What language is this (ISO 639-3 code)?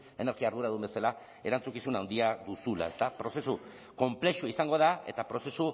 eus